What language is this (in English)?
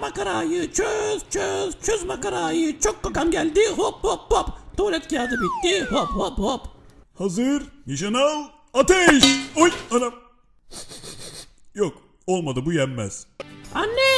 Turkish